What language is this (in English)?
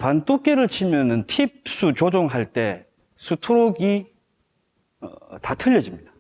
Korean